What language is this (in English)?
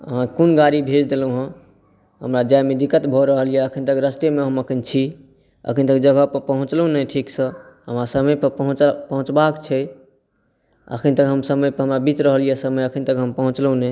Maithili